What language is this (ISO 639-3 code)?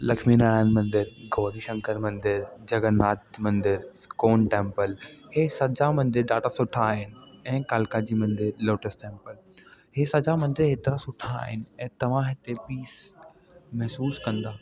snd